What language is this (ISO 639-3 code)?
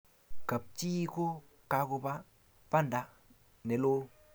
kln